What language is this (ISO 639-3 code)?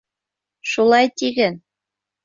bak